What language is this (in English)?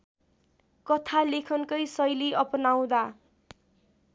Nepali